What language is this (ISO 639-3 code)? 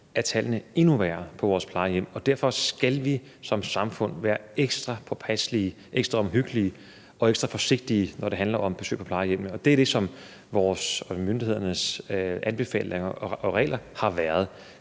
dan